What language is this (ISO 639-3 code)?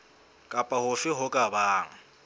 sot